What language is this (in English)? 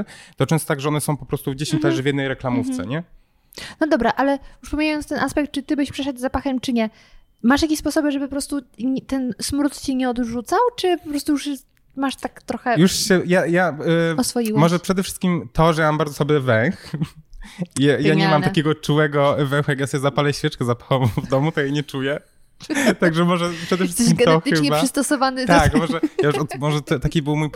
Polish